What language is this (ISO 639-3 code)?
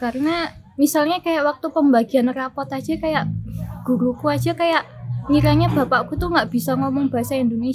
ind